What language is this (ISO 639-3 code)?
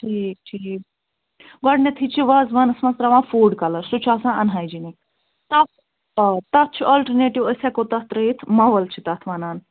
kas